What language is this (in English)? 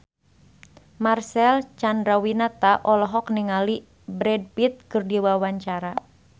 Sundanese